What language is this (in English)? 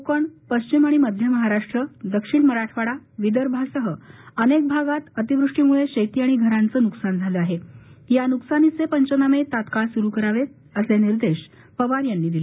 Marathi